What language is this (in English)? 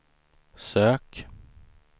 Swedish